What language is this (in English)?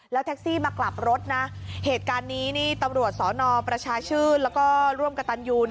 Thai